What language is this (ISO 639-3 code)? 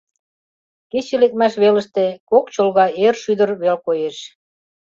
chm